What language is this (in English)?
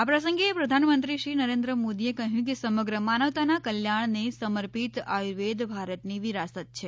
Gujarati